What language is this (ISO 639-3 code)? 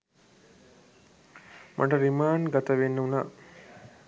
sin